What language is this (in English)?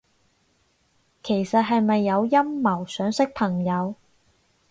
Cantonese